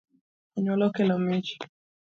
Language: Luo (Kenya and Tanzania)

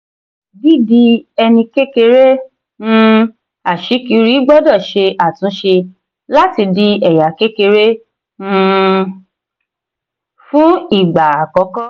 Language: Yoruba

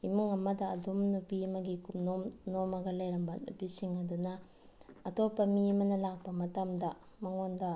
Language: Manipuri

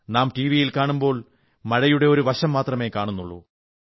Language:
Malayalam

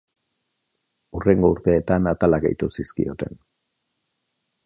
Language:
Basque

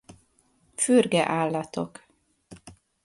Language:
Hungarian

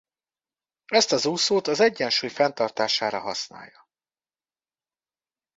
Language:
Hungarian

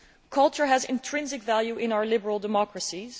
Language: English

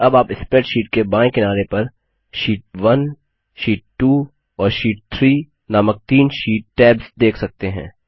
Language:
Hindi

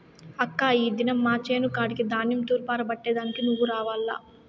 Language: Telugu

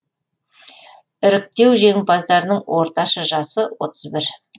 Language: Kazakh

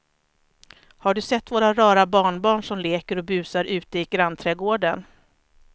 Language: Swedish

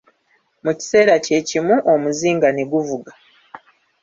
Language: Ganda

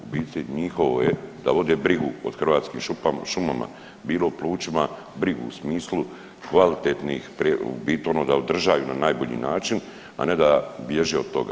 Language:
Croatian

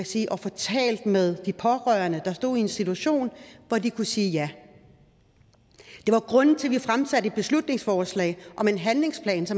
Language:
Danish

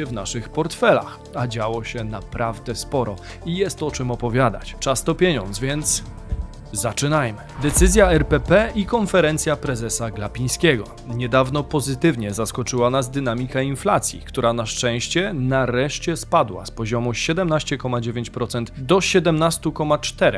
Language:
Polish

